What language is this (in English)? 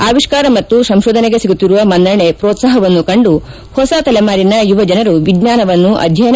Kannada